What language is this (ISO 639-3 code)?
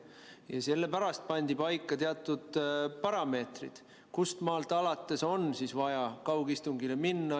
est